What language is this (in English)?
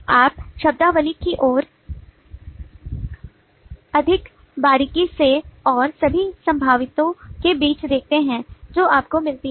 Hindi